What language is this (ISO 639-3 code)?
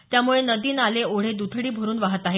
mar